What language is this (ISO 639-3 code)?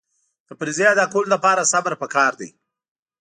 pus